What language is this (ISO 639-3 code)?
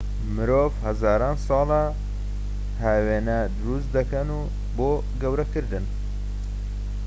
ckb